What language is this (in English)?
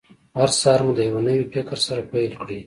Pashto